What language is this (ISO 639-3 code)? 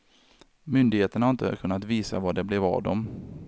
swe